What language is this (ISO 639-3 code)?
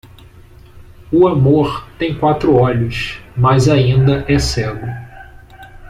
por